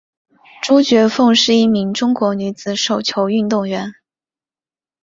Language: Chinese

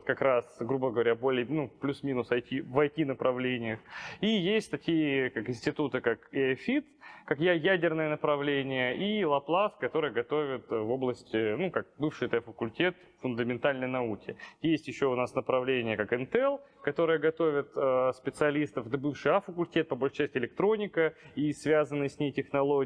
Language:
Russian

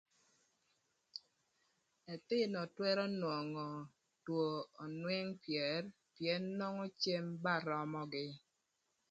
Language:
Thur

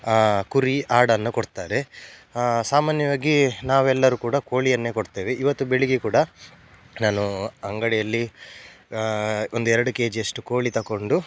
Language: Kannada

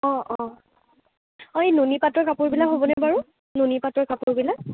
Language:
Assamese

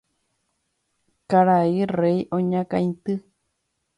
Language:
Guarani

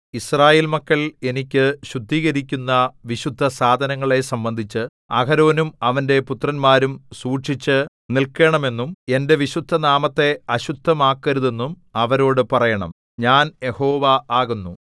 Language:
Malayalam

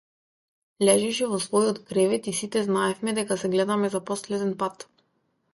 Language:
Macedonian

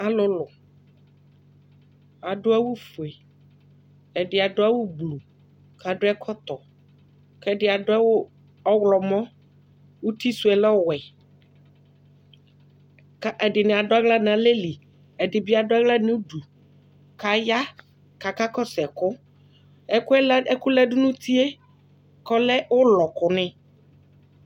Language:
Ikposo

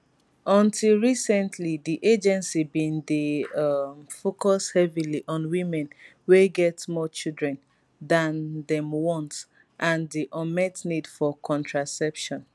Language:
Nigerian Pidgin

